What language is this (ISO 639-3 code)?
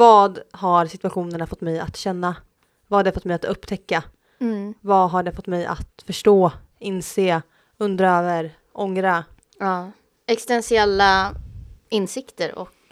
swe